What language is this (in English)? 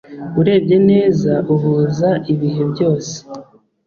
Kinyarwanda